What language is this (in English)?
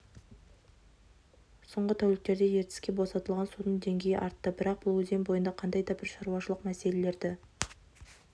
Kazakh